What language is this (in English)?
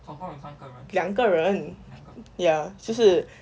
English